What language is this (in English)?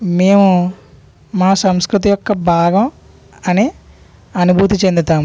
Telugu